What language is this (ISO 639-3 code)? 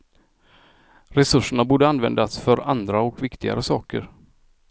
swe